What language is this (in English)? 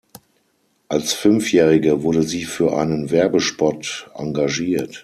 German